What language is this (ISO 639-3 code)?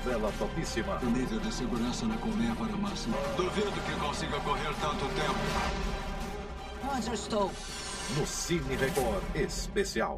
por